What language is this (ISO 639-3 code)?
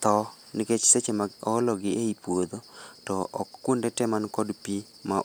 luo